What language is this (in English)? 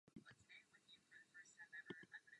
Czech